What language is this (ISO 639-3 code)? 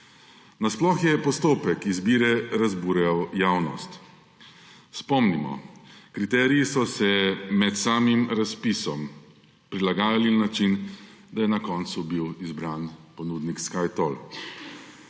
slv